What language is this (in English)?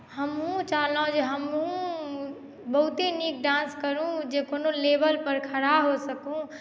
Maithili